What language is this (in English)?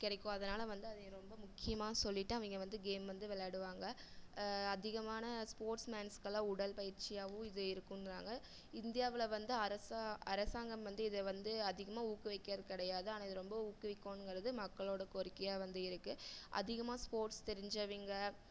Tamil